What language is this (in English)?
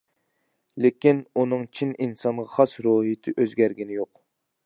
Uyghur